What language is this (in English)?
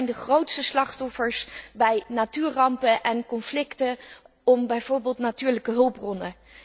Dutch